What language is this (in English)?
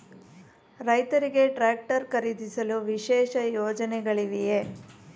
Kannada